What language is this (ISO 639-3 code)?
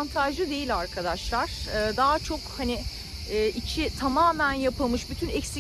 tur